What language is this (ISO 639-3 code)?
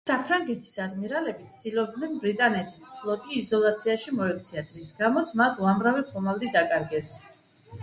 kat